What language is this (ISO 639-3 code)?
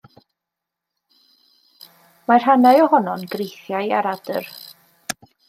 cym